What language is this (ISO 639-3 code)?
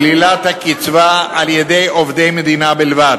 heb